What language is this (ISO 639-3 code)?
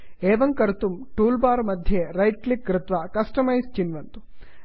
san